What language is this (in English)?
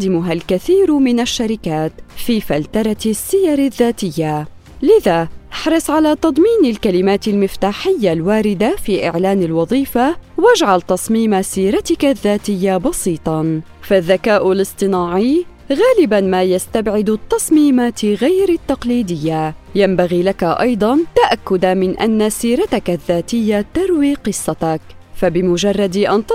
Arabic